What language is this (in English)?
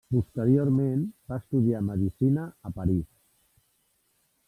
Catalan